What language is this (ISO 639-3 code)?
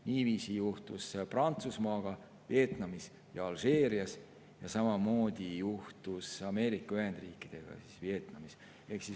est